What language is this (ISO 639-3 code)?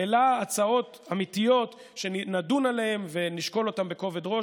heb